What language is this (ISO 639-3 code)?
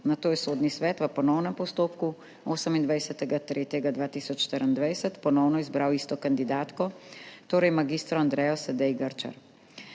slv